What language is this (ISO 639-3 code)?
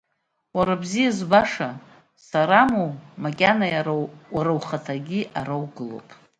abk